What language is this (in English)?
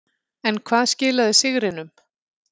Icelandic